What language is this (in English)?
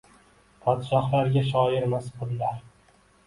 Uzbek